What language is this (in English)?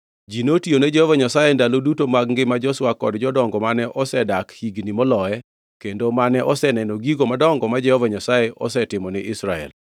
Luo (Kenya and Tanzania)